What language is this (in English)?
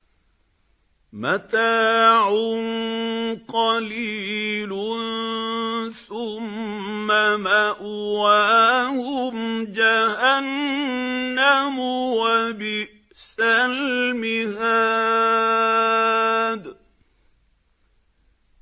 Arabic